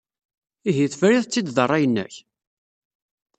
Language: Kabyle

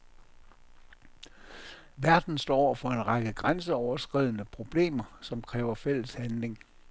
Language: Danish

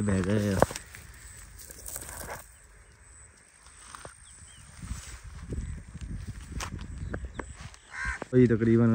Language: Punjabi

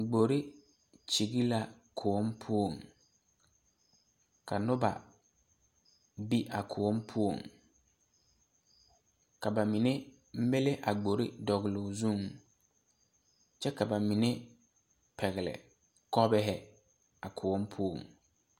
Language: Southern Dagaare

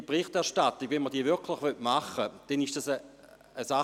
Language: Swiss German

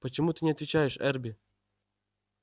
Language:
Russian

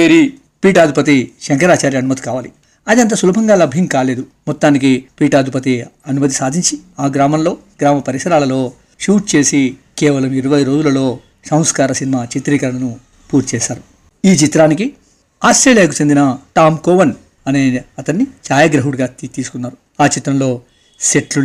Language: Telugu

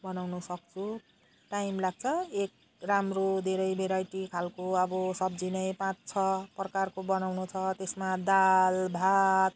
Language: Nepali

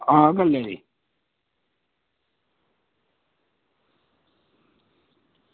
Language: Dogri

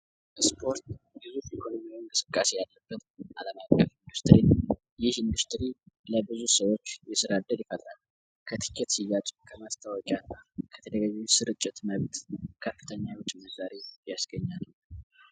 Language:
Amharic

